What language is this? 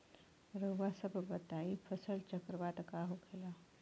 Bhojpuri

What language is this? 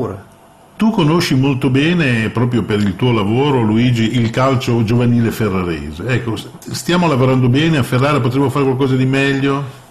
Italian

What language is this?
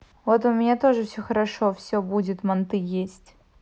Russian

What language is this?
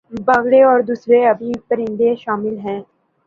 Urdu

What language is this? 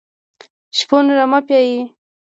Pashto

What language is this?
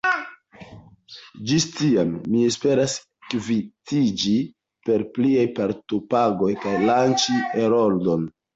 Esperanto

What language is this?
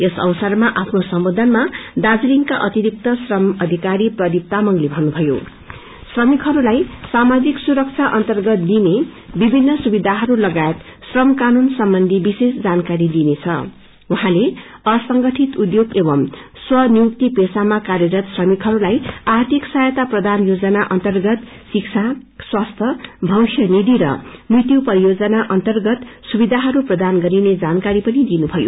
Nepali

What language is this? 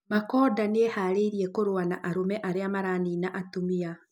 Kikuyu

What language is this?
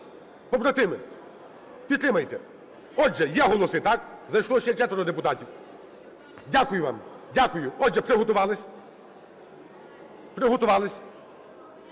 Ukrainian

